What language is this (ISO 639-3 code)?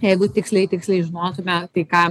lit